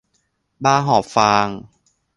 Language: Thai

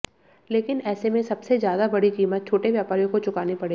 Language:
Hindi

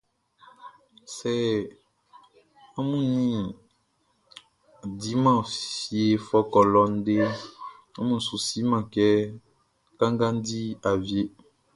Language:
Baoulé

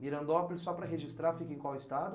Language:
Portuguese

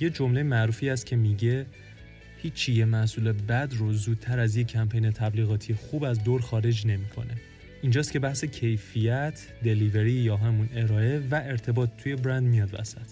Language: Persian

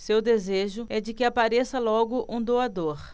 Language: Portuguese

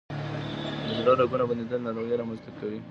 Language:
Pashto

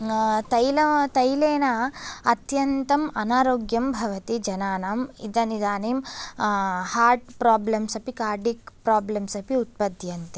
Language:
Sanskrit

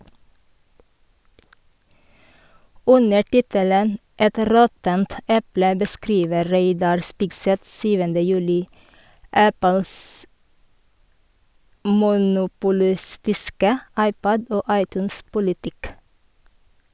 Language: Norwegian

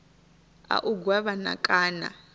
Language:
Venda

